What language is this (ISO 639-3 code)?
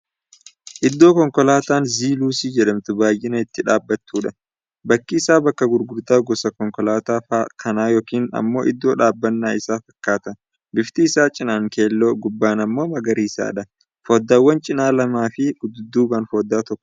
orm